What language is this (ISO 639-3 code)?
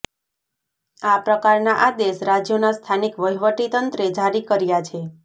guj